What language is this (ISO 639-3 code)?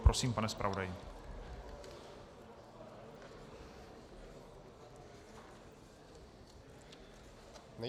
ces